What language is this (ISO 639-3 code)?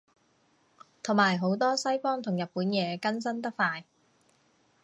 yue